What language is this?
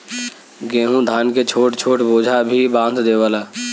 Bhojpuri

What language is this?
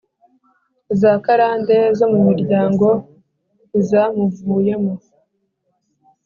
Kinyarwanda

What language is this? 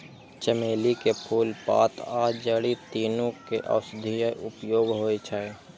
Maithili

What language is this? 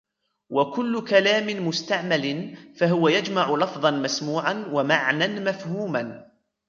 Arabic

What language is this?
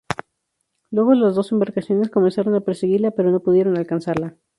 Spanish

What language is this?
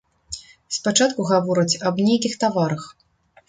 Belarusian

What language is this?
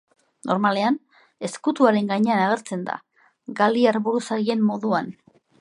Basque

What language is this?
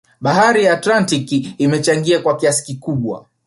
Swahili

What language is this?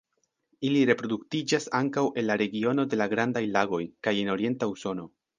Esperanto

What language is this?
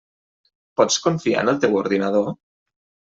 Catalan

